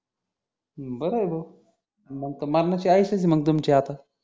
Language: Marathi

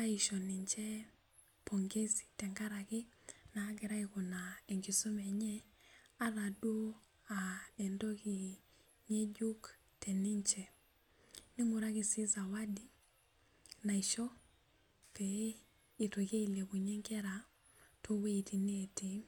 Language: Masai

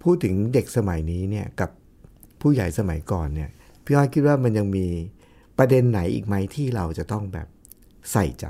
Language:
Thai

